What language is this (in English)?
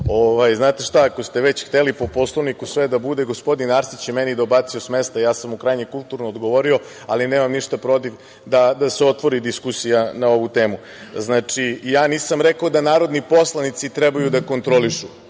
Serbian